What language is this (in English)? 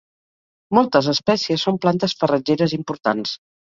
Catalan